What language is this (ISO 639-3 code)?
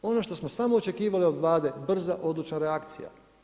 hrv